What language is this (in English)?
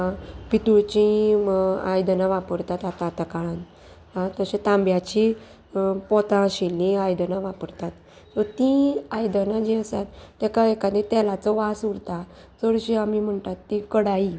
Konkani